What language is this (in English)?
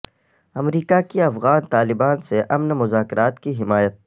Urdu